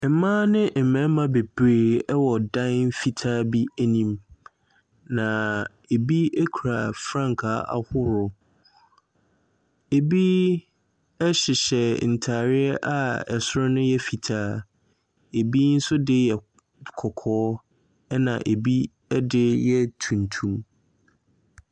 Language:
Akan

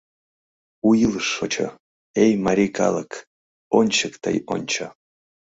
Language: Mari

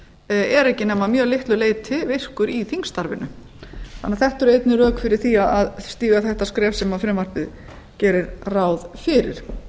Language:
Icelandic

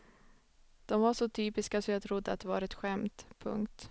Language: Swedish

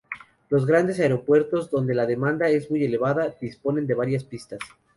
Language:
Spanish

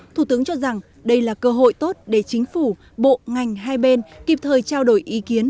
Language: Vietnamese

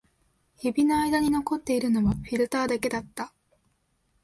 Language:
Japanese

